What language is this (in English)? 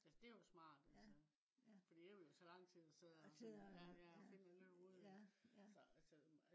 Danish